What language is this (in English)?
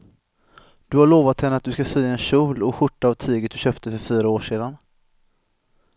Swedish